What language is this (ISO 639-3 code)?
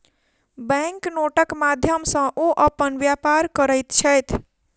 mai